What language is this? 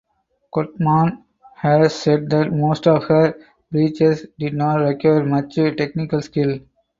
English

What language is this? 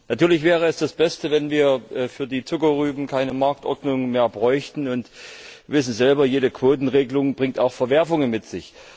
German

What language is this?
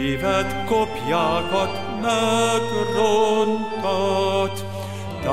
Hungarian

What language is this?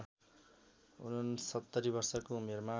Nepali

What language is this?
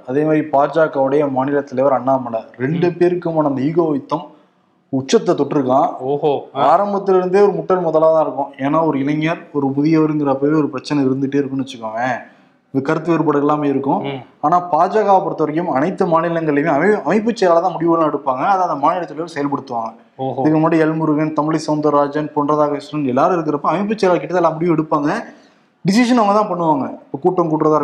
Tamil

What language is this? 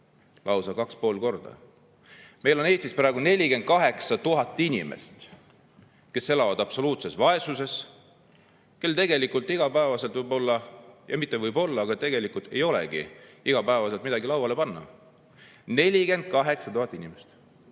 Estonian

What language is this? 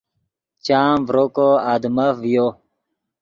Yidgha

